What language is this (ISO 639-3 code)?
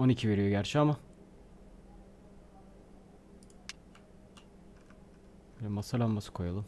tur